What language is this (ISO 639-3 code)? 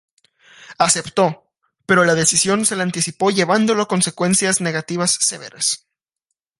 spa